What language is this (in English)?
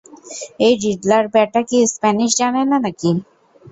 Bangla